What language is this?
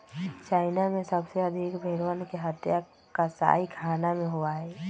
Magahi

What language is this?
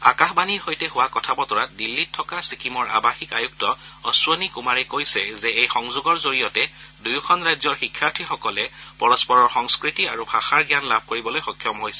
Assamese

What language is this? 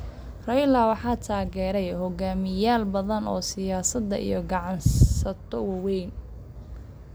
Somali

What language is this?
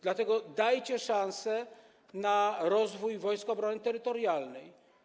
Polish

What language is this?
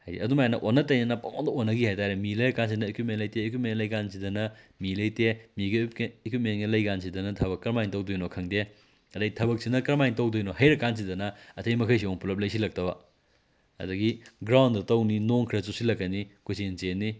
Manipuri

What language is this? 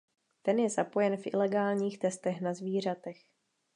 Czech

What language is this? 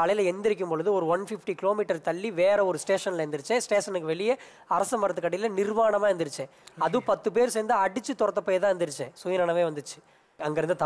Korean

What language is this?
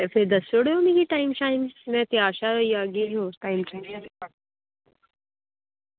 Dogri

